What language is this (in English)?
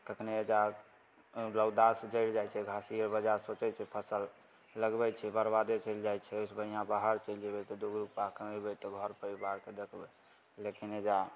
Maithili